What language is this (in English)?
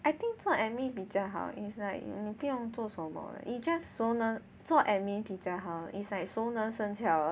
English